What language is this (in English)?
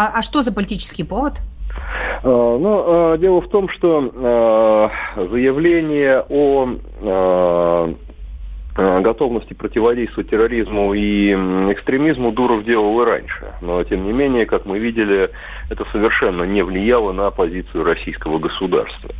Russian